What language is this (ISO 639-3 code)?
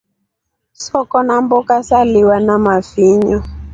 rof